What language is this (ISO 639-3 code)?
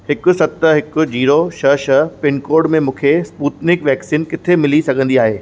snd